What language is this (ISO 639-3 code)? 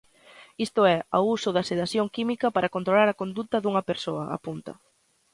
glg